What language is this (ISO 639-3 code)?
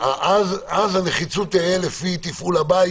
heb